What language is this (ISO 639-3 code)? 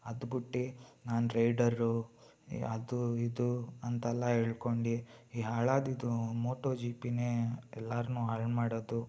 kan